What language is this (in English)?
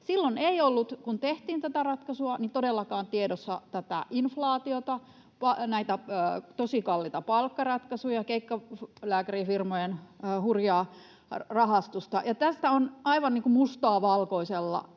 Finnish